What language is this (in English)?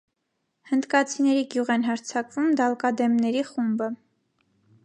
Armenian